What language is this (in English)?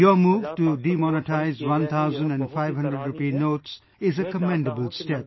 English